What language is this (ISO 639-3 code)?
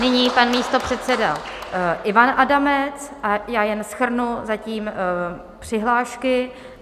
ces